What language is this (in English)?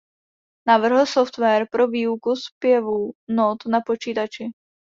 Czech